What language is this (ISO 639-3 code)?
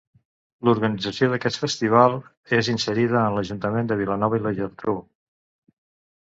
cat